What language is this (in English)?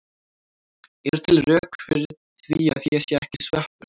Icelandic